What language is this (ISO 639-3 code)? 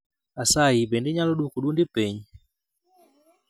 luo